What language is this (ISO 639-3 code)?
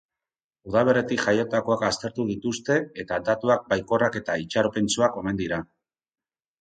eus